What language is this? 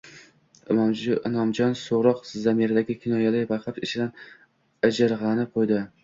Uzbek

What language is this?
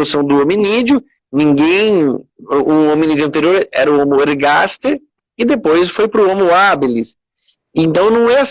Portuguese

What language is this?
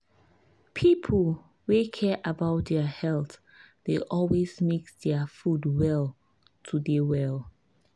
Nigerian Pidgin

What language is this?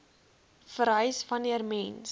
Afrikaans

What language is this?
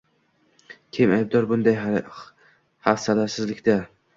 Uzbek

